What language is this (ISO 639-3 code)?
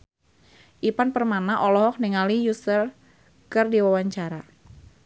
sun